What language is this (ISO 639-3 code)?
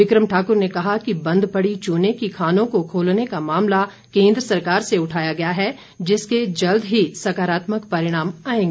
hin